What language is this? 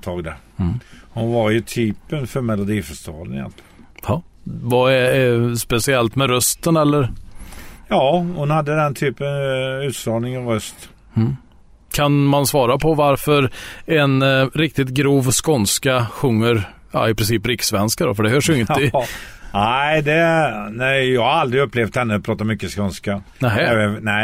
Swedish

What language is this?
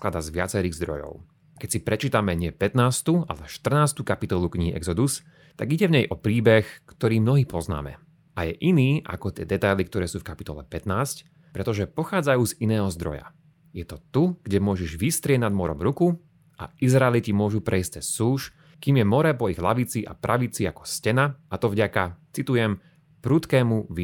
Slovak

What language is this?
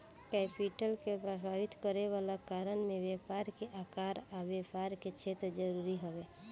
Bhojpuri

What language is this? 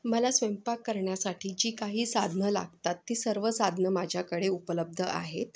Marathi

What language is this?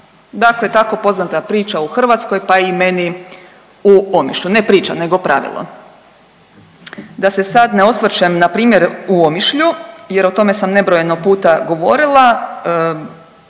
Croatian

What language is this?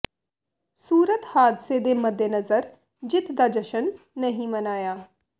Punjabi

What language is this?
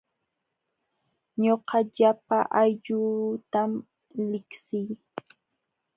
Jauja Wanca Quechua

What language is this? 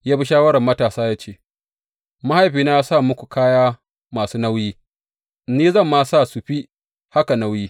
Hausa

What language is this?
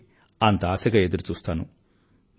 Telugu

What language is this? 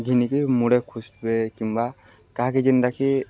Odia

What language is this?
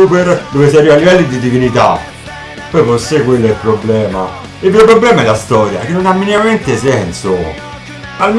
Italian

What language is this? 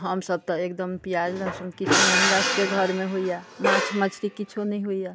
Maithili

